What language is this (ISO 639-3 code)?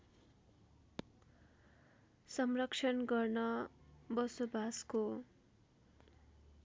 nep